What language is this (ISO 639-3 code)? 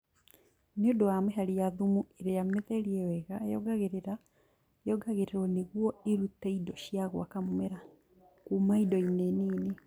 kik